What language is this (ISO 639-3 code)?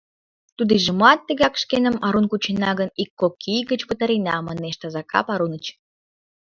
chm